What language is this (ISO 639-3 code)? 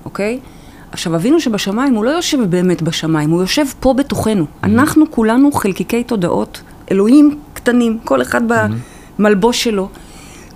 heb